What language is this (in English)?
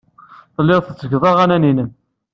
Kabyle